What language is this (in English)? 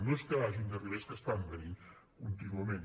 Catalan